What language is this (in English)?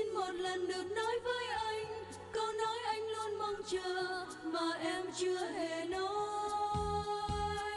Vietnamese